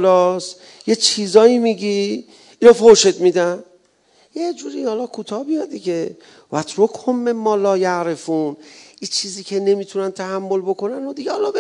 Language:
Persian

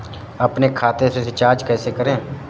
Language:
Hindi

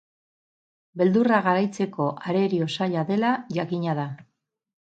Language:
Basque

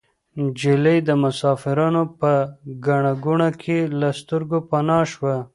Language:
Pashto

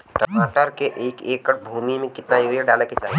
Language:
Bhojpuri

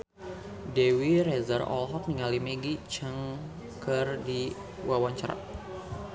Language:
Sundanese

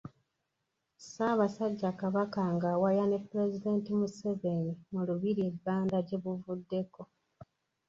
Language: Ganda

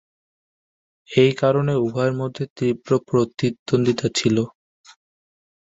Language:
Bangla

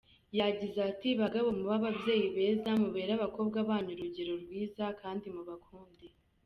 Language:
Kinyarwanda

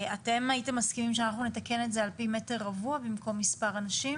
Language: Hebrew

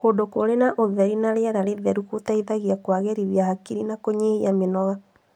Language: Kikuyu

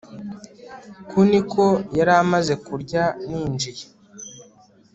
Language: Kinyarwanda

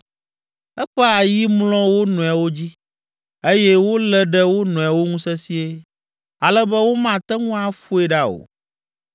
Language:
Ewe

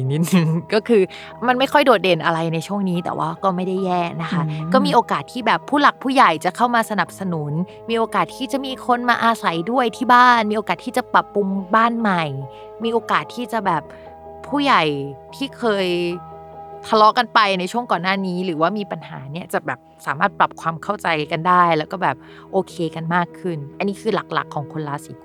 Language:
Thai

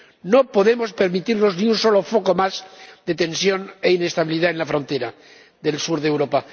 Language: Spanish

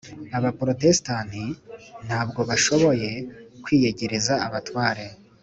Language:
Kinyarwanda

